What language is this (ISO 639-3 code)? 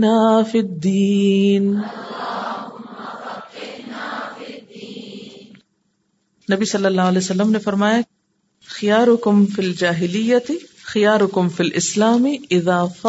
urd